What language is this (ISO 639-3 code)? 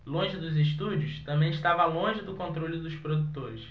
por